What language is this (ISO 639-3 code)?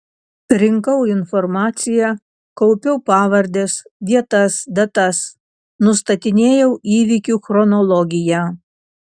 lit